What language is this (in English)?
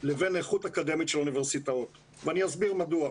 Hebrew